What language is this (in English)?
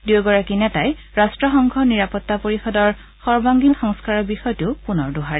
Assamese